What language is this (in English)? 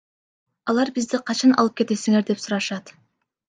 Kyrgyz